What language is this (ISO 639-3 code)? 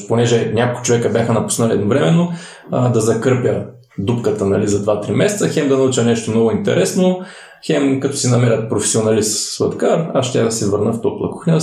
bul